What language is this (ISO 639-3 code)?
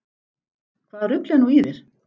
isl